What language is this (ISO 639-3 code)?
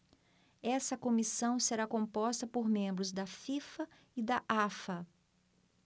por